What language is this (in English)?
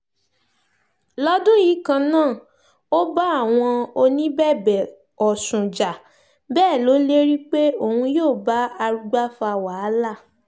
Yoruba